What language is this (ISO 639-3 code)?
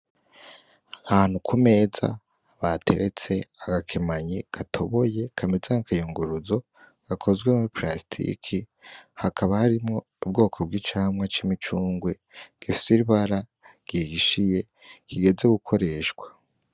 run